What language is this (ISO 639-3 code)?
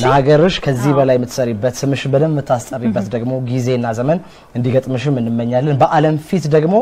ara